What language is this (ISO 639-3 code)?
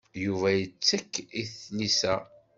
kab